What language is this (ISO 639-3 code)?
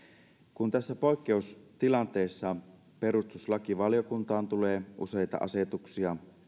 fin